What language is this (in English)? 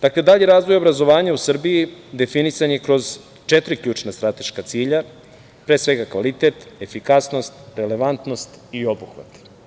Serbian